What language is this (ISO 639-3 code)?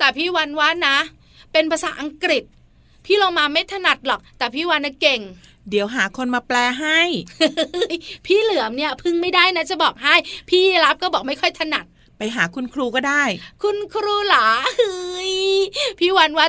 tha